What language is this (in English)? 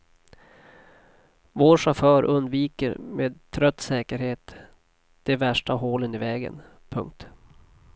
Swedish